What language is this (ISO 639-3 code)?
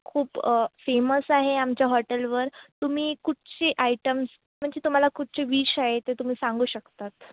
mar